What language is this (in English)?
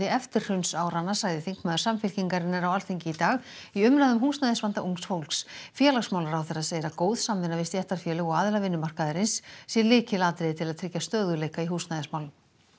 Icelandic